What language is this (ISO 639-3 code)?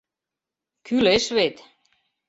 chm